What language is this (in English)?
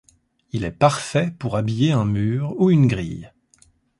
French